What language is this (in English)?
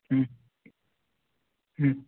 Odia